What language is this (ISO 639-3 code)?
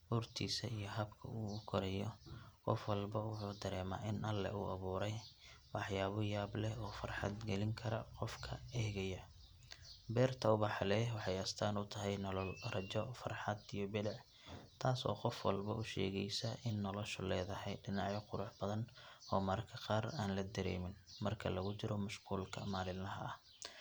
som